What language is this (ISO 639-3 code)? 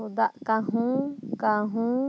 sat